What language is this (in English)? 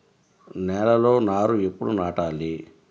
Telugu